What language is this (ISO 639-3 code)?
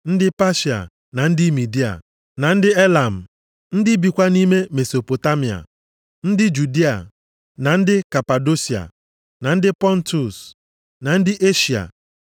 ibo